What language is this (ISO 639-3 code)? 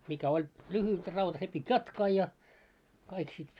fin